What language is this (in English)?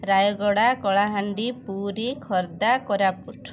Odia